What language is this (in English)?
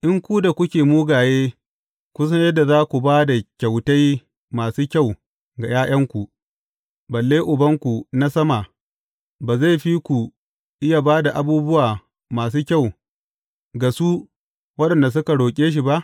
Hausa